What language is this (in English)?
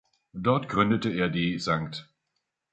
German